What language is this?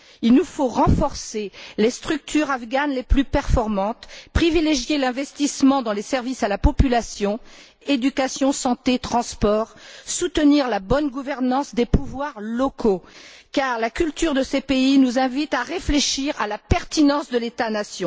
French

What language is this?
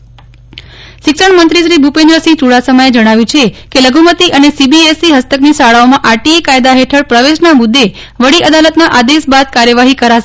Gujarati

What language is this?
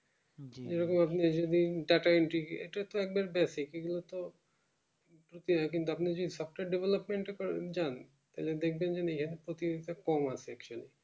Bangla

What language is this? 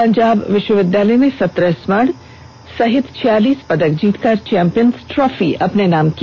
Hindi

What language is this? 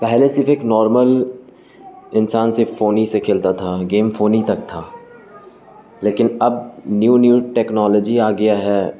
Urdu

